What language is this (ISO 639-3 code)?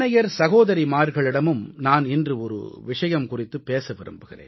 tam